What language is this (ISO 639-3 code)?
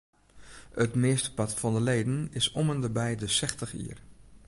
fry